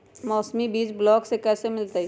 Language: Magahi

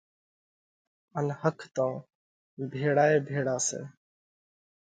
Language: Parkari Koli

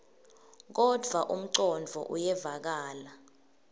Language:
Swati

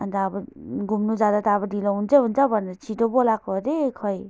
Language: Nepali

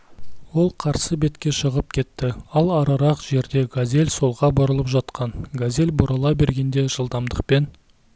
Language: Kazakh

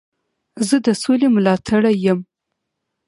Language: Pashto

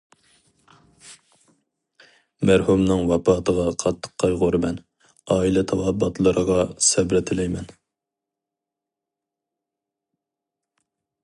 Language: Uyghur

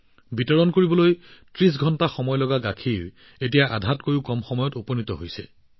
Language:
Assamese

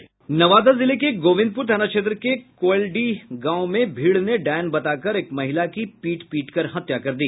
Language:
Hindi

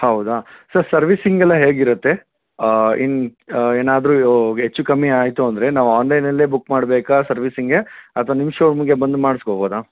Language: Kannada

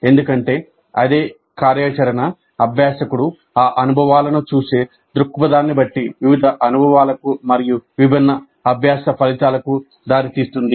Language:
Telugu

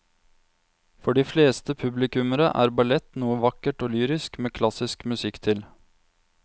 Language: Norwegian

